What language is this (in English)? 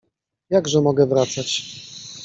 Polish